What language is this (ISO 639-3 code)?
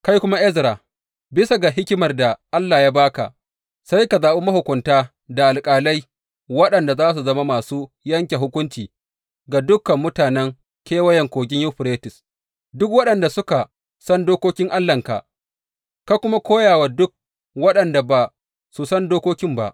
hau